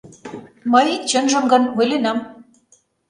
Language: Mari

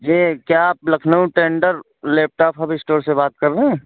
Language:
Urdu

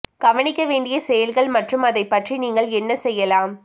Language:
Tamil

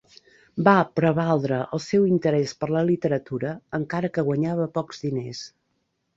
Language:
Catalan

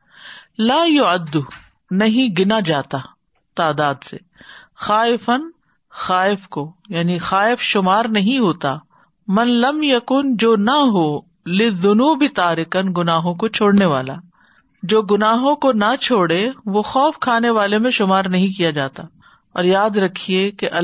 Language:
Urdu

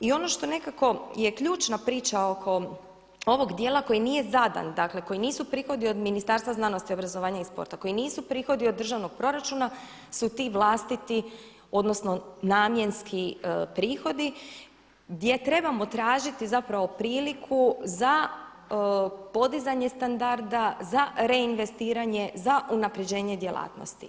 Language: Croatian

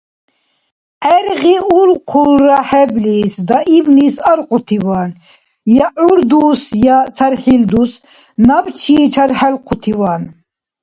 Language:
Dargwa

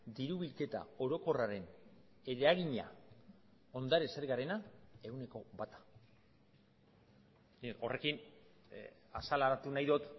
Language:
Basque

